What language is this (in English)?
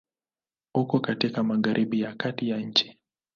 Swahili